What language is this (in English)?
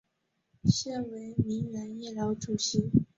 Chinese